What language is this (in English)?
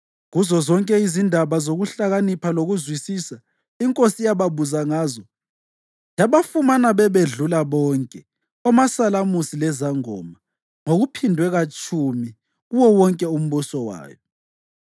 North Ndebele